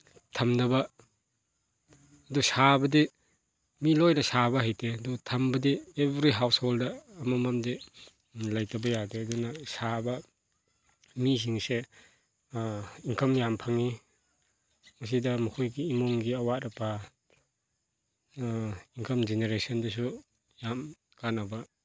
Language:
Manipuri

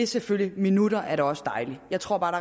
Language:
Danish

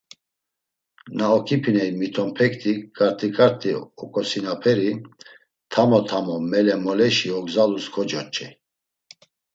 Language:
Laz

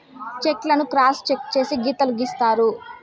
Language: Telugu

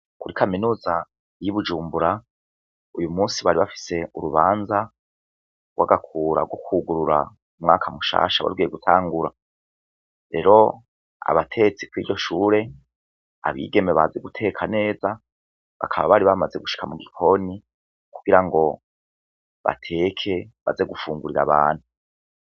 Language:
Rundi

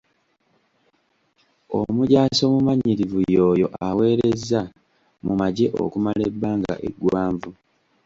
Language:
Ganda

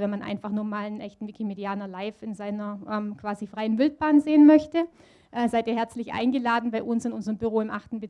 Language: German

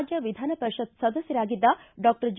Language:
Kannada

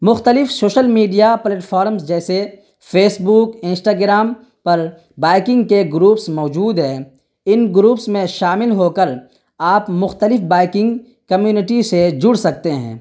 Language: Urdu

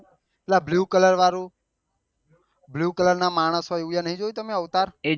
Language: Gujarati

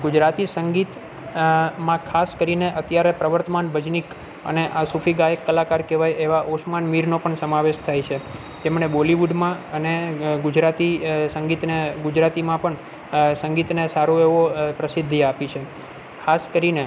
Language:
Gujarati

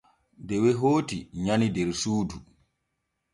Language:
Borgu Fulfulde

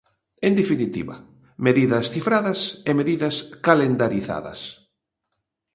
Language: Galician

